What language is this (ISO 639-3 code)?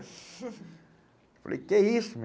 por